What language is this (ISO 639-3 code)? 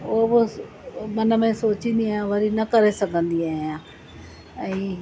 snd